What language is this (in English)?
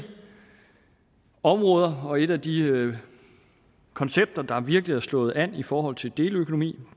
Danish